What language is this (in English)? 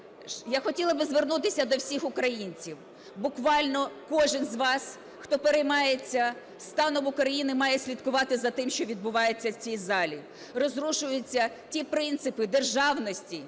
Ukrainian